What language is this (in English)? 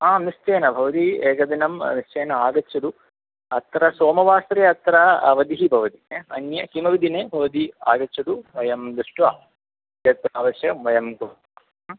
Sanskrit